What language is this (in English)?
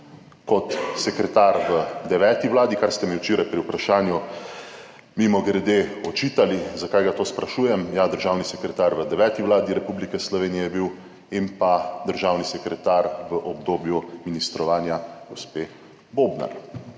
Slovenian